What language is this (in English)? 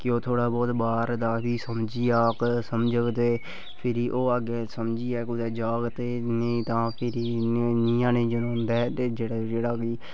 Dogri